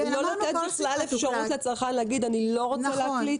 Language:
Hebrew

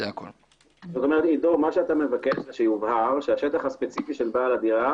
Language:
Hebrew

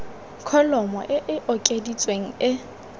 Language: Tswana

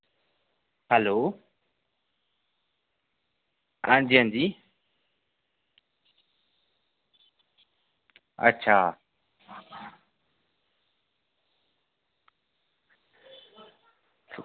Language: Dogri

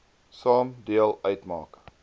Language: Afrikaans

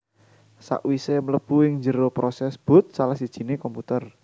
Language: Javanese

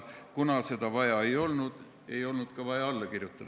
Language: Estonian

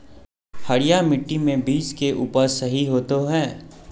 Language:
Magahi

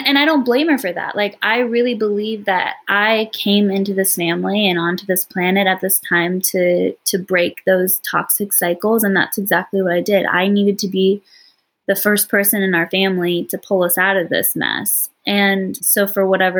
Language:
English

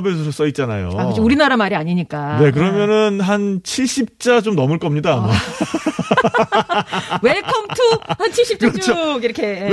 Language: Korean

